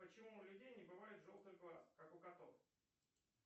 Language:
Russian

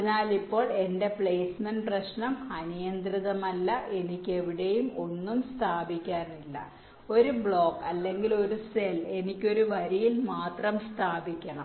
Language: Malayalam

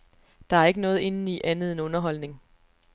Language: Danish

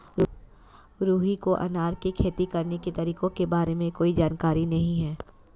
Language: Hindi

